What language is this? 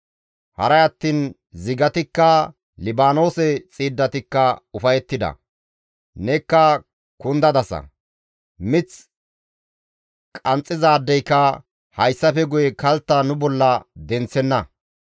Gamo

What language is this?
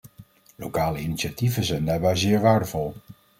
Dutch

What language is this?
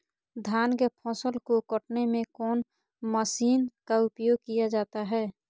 Magahi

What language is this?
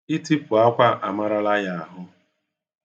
Igbo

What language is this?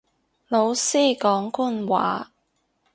Cantonese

